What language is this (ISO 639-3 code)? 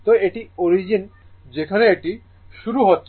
ben